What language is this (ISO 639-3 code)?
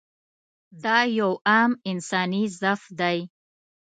pus